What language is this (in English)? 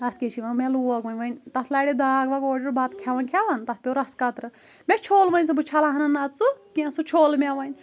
Kashmiri